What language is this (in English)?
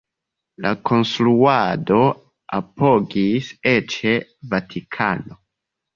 Esperanto